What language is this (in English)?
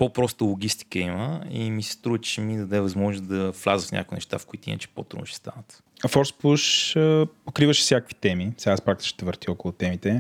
Bulgarian